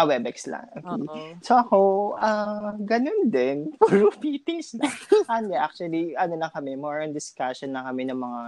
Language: Filipino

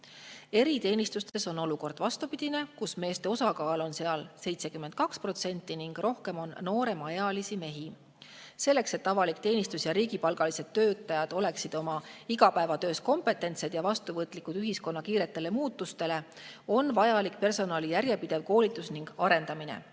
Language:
Estonian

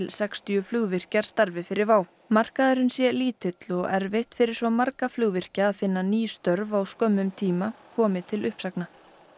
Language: Icelandic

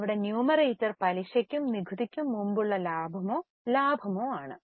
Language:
Malayalam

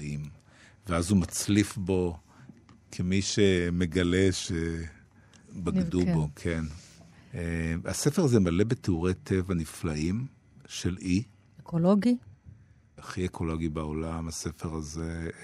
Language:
Hebrew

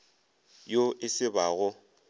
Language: Northern Sotho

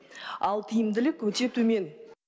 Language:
Kazakh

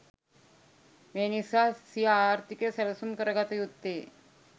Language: Sinhala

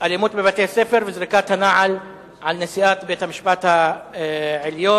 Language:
Hebrew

